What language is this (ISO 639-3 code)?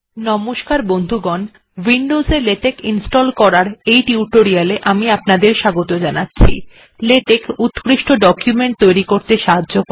ben